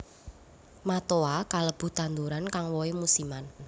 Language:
Javanese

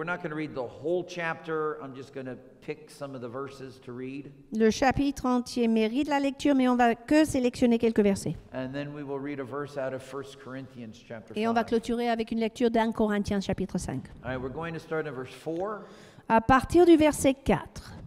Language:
French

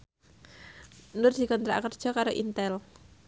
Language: Javanese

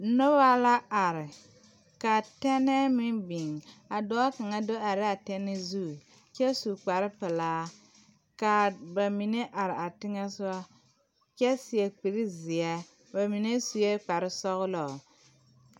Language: Southern Dagaare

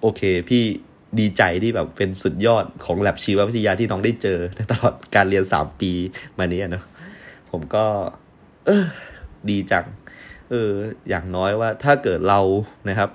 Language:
Thai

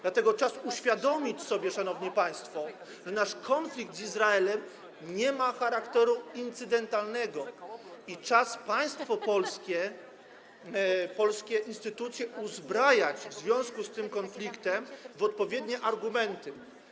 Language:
Polish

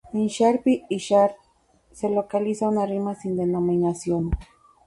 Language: Spanish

